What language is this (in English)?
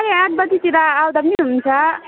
Nepali